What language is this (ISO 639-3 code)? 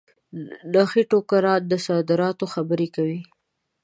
pus